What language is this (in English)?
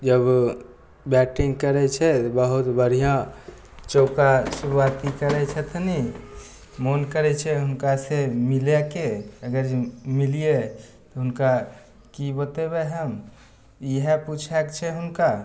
Maithili